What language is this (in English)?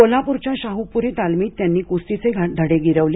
Marathi